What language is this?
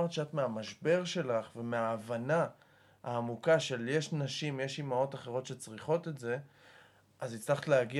Hebrew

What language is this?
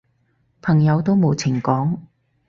Cantonese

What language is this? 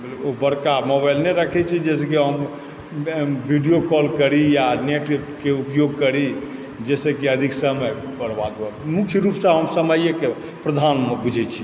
Maithili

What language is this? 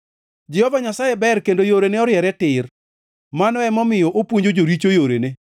Luo (Kenya and Tanzania)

